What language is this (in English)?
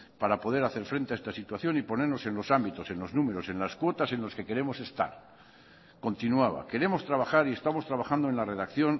Spanish